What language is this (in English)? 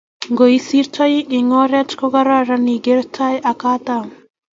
Kalenjin